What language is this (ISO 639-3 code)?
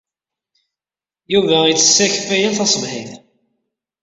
kab